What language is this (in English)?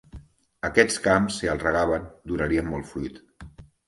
Catalan